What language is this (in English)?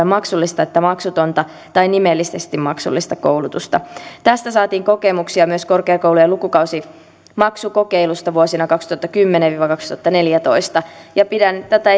Finnish